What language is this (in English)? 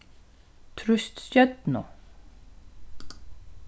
Faroese